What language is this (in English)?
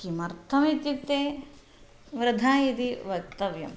Sanskrit